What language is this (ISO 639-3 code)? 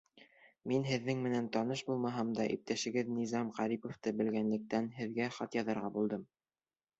bak